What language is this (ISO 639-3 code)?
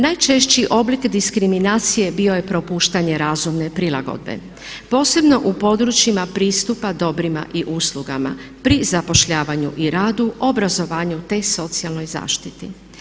hrv